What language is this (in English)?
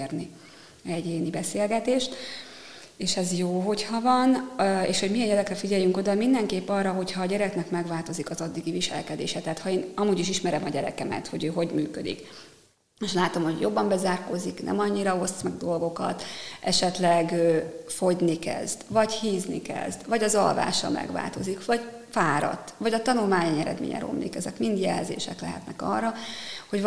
Hungarian